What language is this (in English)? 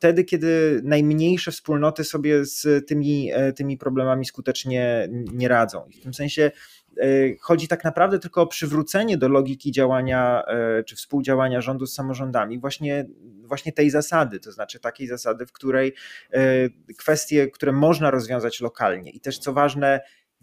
Polish